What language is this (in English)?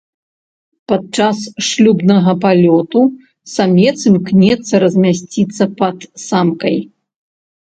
Belarusian